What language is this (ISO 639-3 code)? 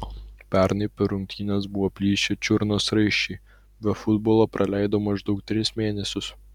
lit